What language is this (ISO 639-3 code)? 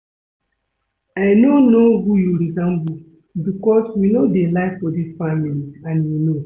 pcm